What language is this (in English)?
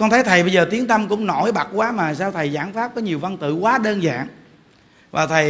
Vietnamese